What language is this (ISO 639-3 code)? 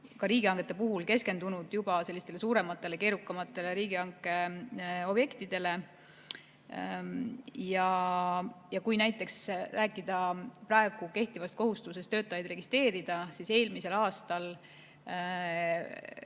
est